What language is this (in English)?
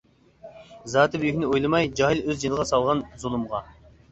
Uyghur